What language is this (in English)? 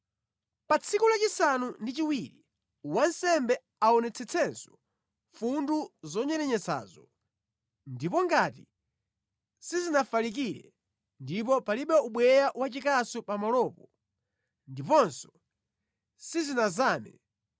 Nyanja